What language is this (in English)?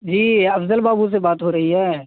Urdu